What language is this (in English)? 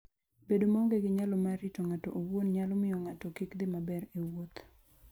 Luo (Kenya and Tanzania)